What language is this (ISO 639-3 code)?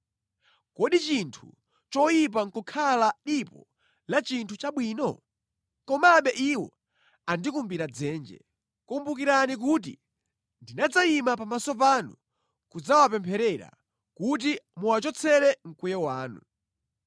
nya